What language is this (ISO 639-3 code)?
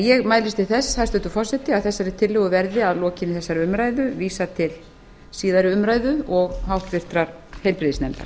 isl